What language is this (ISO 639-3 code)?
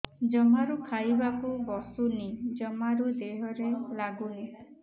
ori